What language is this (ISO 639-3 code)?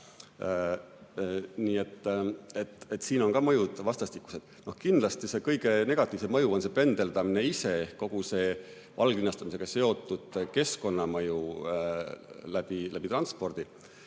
est